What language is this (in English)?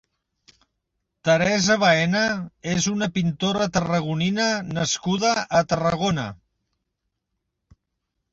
Catalan